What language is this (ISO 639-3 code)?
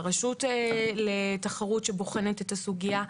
heb